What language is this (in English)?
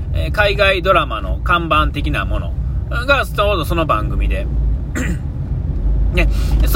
Japanese